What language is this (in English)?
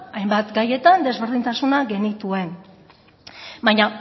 Basque